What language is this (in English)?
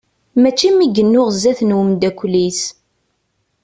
Kabyle